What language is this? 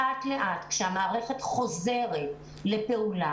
Hebrew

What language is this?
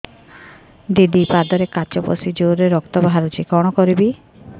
Odia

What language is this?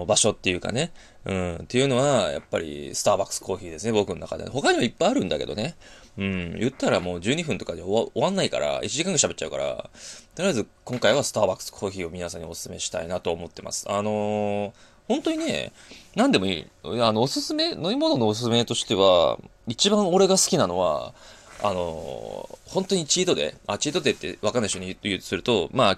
Japanese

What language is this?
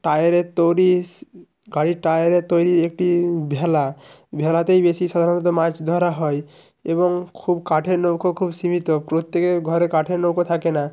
Bangla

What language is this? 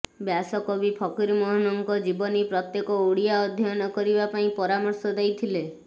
Odia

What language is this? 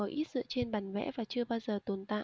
Vietnamese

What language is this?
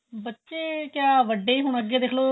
Punjabi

